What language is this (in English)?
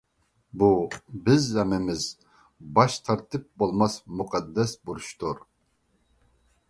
Uyghur